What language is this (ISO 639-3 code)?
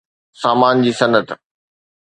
snd